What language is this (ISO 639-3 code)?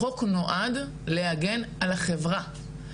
heb